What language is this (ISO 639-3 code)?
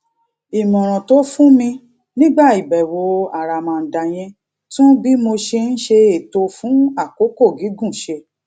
yor